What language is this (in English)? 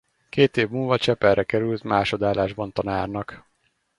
Hungarian